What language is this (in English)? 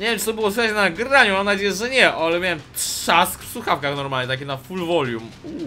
Polish